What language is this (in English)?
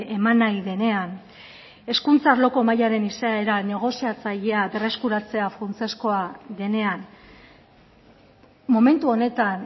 Basque